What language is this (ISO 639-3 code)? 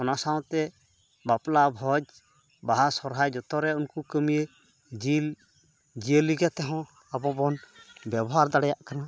sat